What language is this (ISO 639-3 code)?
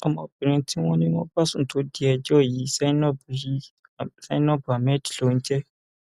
yor